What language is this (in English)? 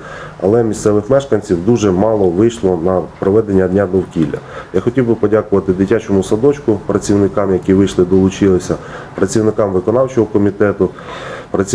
Ukrainian